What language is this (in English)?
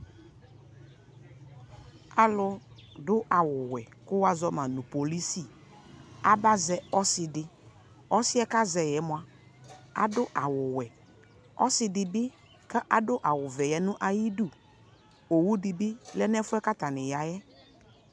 Ikposo